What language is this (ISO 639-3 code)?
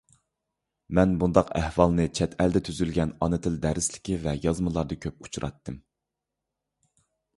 uig